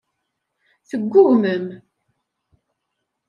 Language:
Kabyle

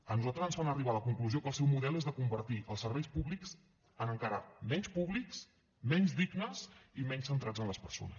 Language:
Catalan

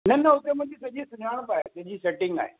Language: Sindhi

